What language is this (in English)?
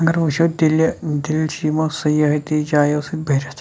Kashmiri